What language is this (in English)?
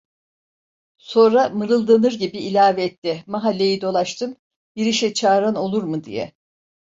Turkish